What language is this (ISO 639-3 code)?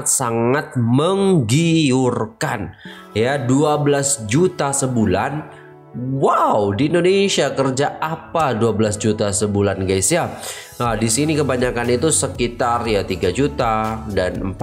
ind